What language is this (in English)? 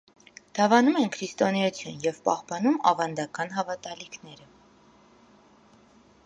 Armenian